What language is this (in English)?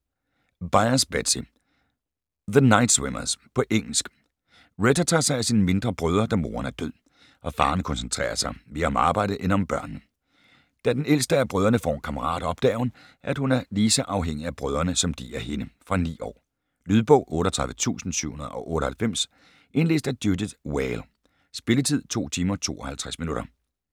Danish